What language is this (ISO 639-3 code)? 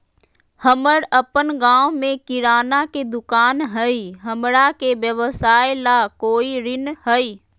mag